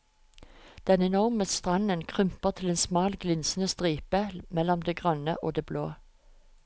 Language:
Norwegian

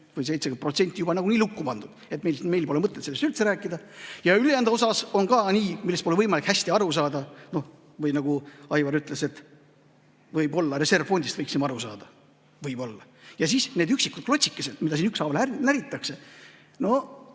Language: Estonian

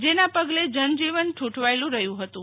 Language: Gujarati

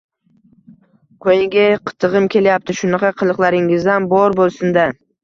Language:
Uzbek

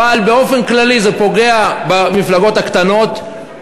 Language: Hebrew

